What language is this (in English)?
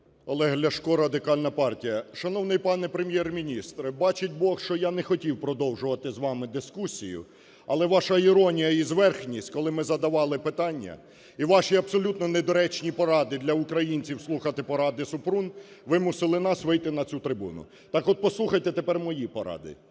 Ukrainian